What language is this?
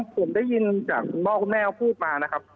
Thai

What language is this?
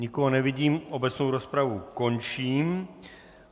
Czech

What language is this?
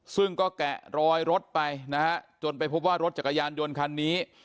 Thai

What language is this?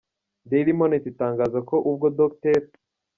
Kinyarwanda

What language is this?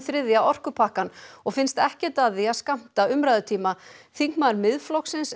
Icelandic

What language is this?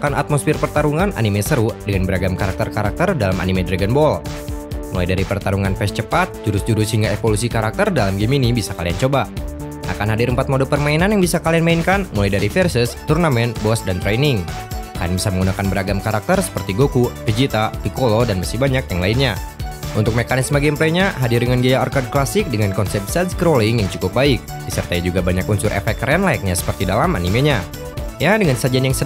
Indonesian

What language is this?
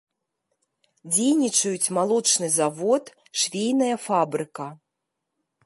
Belarusian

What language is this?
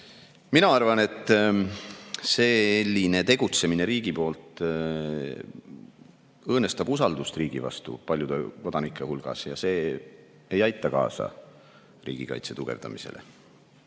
Estonian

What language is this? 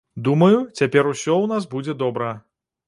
Belarusian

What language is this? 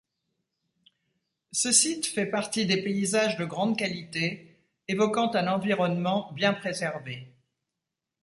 French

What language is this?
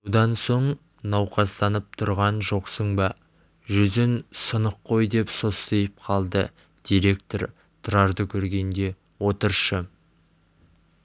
Kazakh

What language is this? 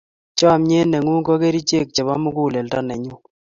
Kalenjin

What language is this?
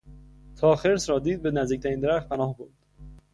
Persian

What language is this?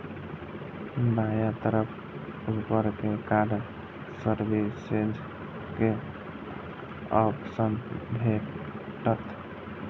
Maithili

